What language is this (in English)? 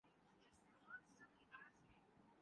Urdu